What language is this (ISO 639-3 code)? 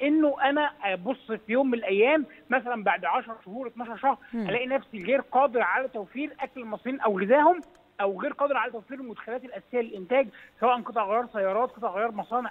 ara